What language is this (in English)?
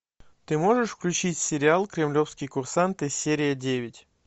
Russian